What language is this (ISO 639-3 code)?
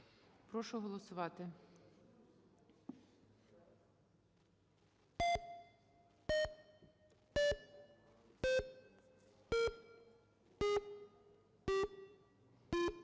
ukr